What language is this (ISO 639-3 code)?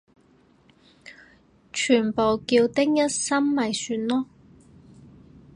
yue